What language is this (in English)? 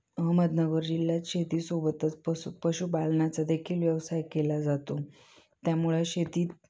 Marathi